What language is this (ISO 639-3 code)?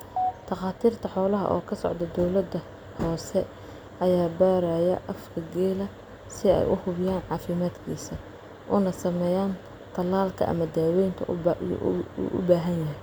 som